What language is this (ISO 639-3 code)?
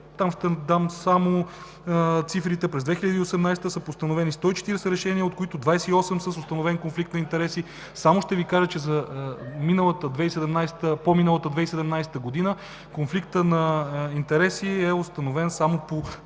bul